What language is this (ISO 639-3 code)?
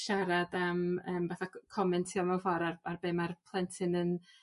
cym